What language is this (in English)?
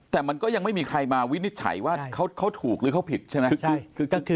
Thai